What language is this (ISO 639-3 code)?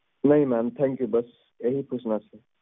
pan